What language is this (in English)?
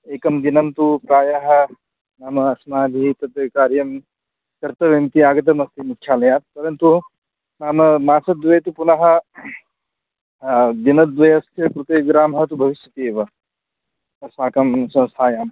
Sanskrit